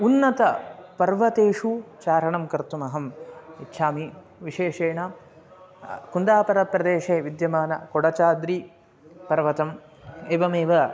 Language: Sanskrit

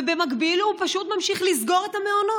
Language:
Hebrew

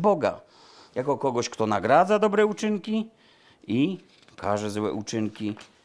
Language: Polish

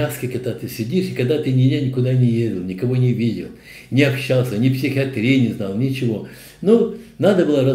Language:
Russian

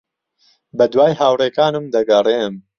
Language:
Central Kurdish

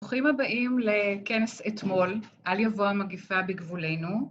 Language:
Hebrew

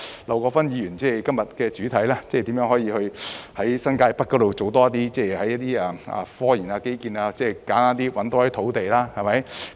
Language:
Cantonese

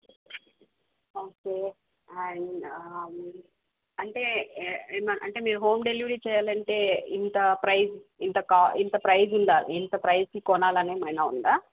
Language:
Telugu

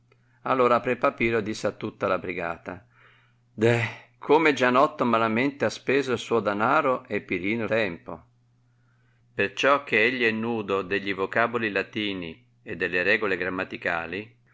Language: Italian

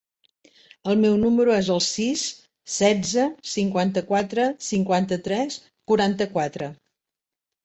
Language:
Catalan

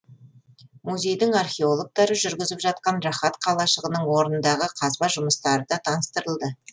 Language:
Kazakh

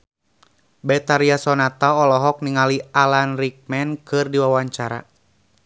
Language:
Sundanese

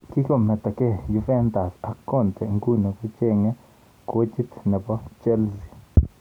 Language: Kalenjin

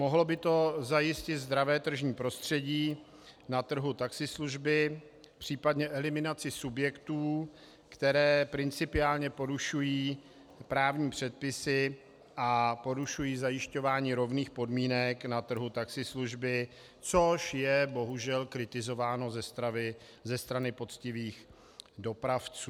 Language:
Czech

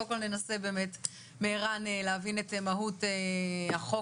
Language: Hebrew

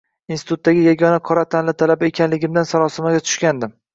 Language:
Uzbek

